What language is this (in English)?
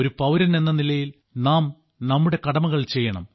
Malayalam